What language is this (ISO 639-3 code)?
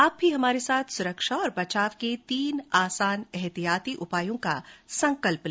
hin